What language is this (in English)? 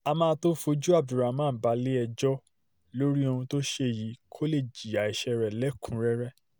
Yoruba